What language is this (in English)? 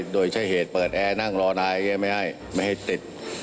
Thai